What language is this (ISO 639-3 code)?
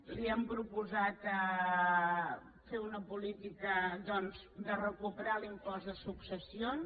cat